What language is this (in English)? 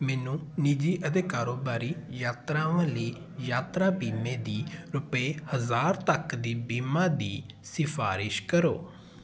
Punjabi